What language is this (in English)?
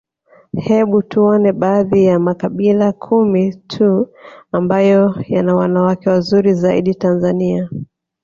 Swahili